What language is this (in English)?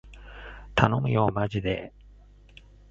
Japanese